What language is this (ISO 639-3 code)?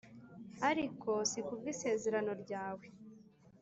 kin